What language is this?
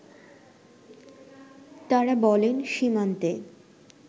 Bangla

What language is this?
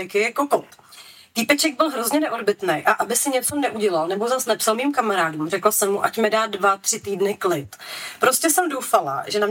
Czech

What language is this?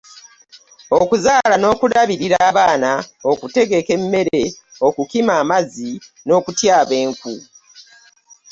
Ganda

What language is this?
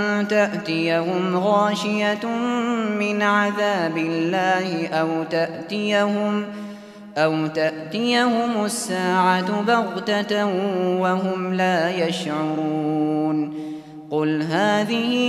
Arabic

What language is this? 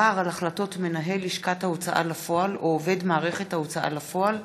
Hebrew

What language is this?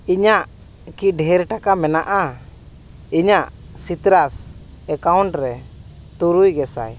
Santali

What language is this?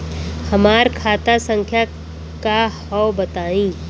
Bhojpuri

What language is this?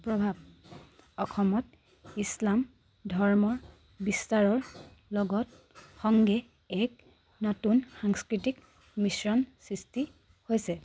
Assamese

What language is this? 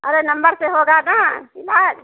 Hindi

